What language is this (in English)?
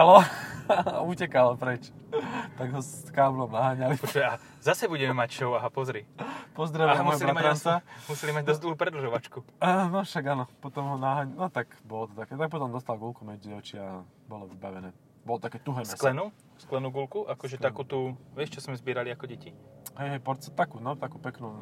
Slovak